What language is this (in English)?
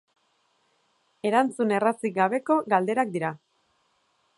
Basque